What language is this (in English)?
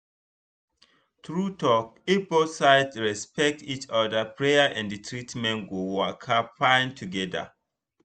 Nigerian Pidgin